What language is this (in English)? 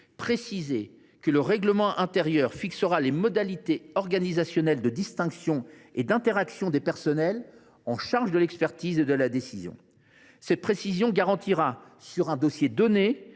French